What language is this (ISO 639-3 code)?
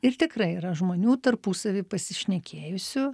lit